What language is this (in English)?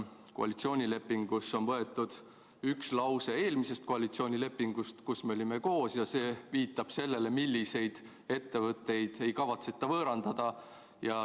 Estonian